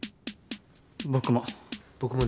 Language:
Japanese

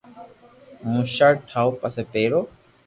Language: Loarki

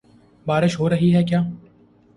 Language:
Urdu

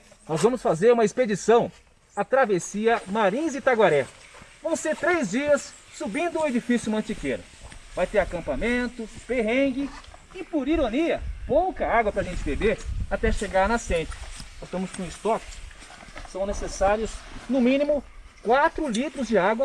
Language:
Portuguese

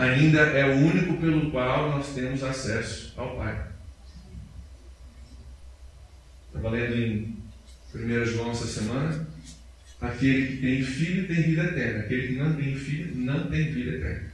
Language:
Portuguese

